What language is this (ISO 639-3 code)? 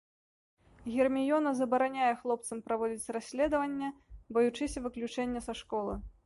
bel